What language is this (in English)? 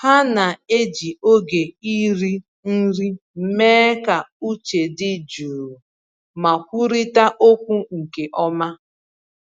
Igbo